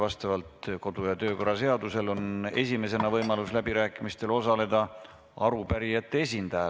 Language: Estonian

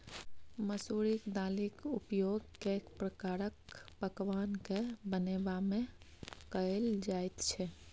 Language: Maithili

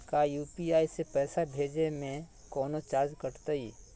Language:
Magahi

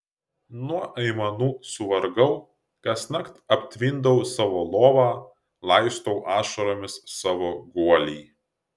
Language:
Lithuanian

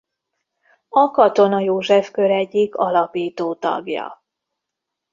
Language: Hungarian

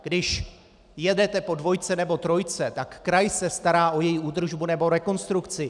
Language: Czech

